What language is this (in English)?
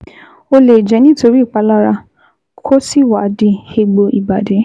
Yoruba